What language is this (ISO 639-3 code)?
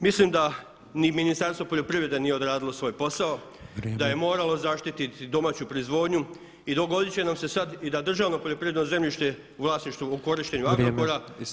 hrv